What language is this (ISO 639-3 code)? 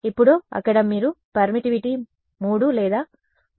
tel